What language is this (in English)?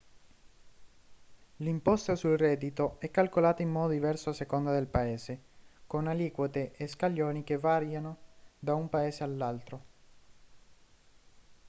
Italian